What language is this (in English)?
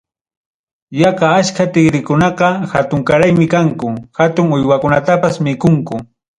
Ayacucho Quechua